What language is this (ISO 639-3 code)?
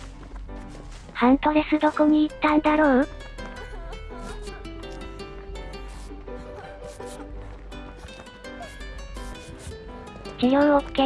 jpn